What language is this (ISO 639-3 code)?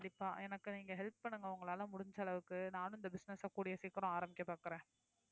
tam